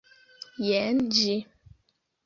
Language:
Esperanto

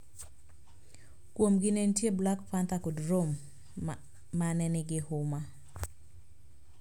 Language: Luo (Kenya and Tanzania)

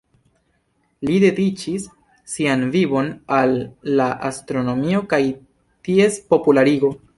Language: Esperanto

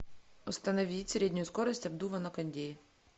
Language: Russian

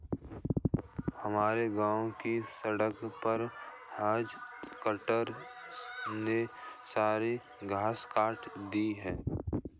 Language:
Hindi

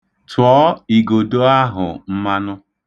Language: Igbo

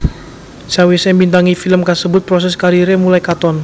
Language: Javanese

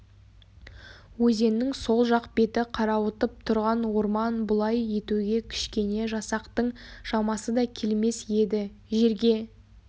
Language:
Kazakh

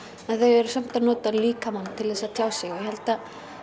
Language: Icelandic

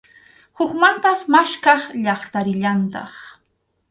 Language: Arequipa-La Unión Quechua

